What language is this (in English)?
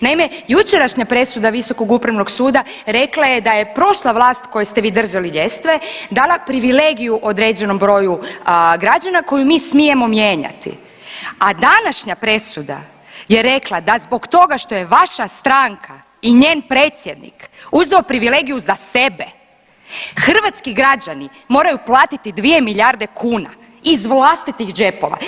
Croatian